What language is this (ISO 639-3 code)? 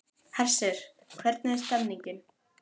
isl